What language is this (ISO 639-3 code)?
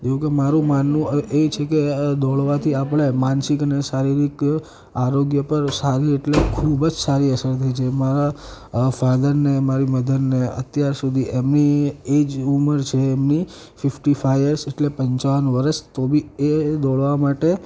guj